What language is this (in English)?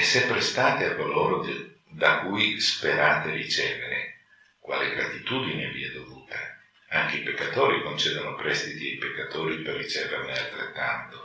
Italian